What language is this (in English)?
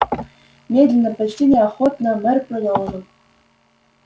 Russian